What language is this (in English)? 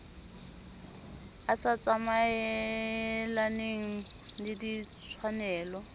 Southern Sotho